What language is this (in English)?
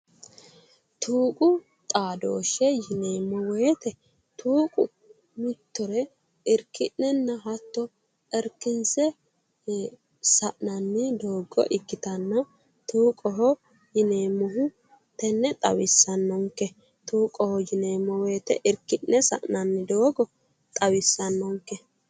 Sidamo